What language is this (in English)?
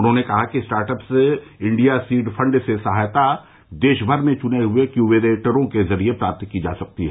Hindi